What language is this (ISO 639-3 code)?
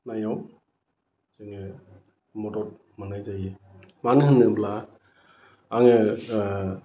brx